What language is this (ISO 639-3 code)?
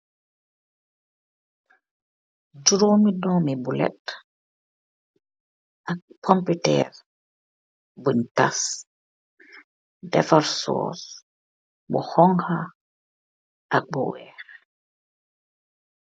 wol